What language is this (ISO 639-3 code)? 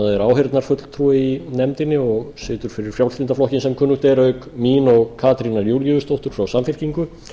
isl